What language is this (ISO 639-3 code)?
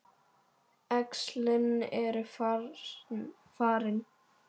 isl